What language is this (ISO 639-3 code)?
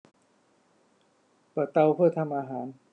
tha